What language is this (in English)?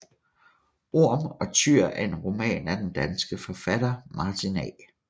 Danish